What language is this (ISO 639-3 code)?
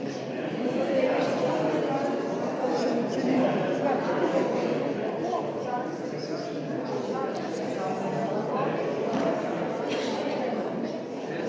slv